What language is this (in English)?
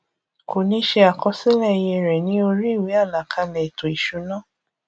Yoruba